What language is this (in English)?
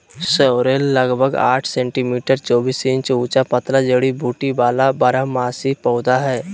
Magahi